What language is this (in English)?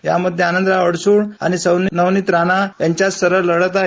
Marathi